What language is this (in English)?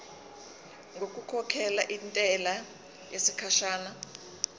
Zulu